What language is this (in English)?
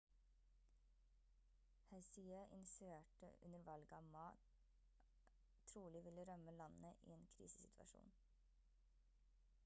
Norwegian Bokmål